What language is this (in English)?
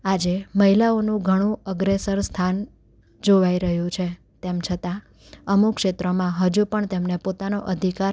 Gujarati